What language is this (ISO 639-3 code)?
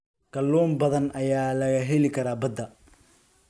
som